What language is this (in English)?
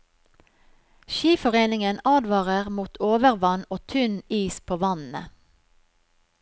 Norwegian